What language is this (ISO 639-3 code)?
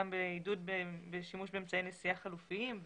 heb